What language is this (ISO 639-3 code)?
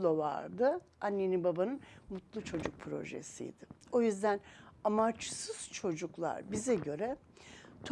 tur